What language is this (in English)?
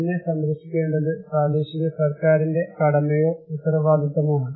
Malayalam